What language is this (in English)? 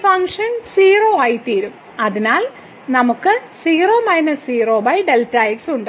Malayalam